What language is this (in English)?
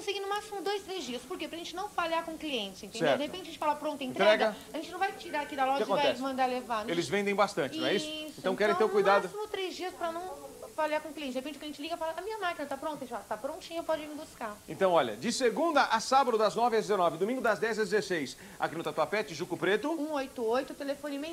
Portuguese